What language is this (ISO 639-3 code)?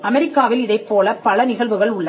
tam